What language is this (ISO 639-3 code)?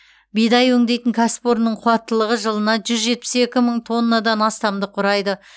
kaz